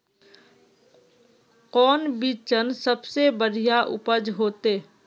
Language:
Magahi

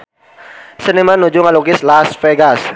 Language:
Sundanese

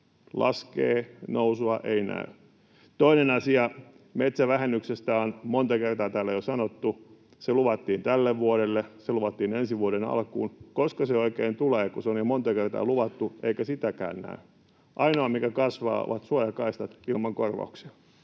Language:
Finnish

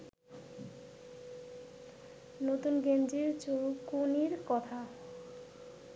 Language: Bangla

